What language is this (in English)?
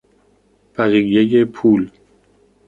Persian